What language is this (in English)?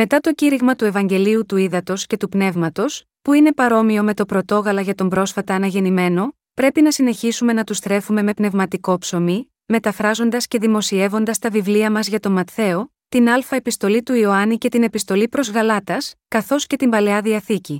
Greek